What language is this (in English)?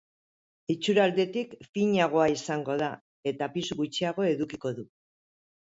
Basque